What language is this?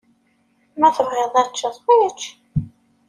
Kabyle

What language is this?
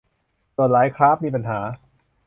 Thai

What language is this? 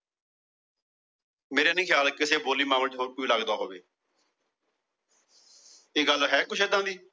Punjabi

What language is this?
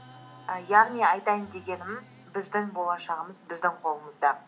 Kazakh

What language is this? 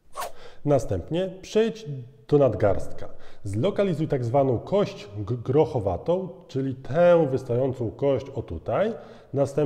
Polish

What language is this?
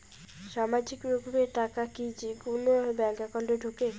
Bangla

